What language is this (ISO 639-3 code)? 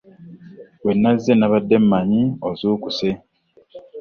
lug